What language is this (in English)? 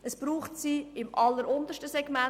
Swiss German